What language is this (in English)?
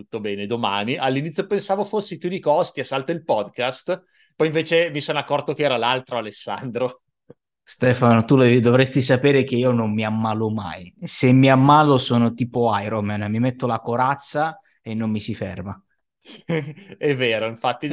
Italian